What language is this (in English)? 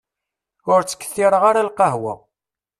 Kabyle